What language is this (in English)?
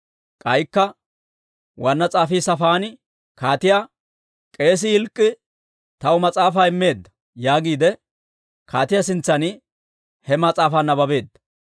Dawro